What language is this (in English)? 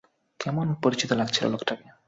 Bangla